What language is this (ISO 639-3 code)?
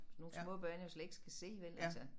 dan